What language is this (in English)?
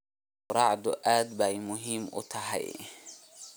Somali